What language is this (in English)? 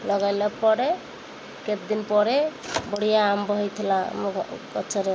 Odia